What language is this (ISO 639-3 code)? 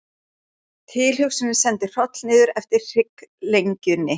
isl